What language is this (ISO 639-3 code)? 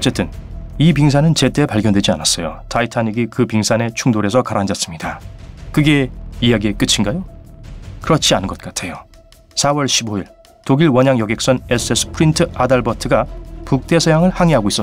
kor